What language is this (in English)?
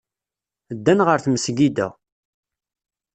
Kabyle